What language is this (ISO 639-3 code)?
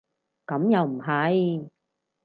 yue